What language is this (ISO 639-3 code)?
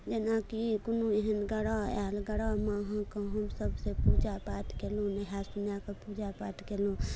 mai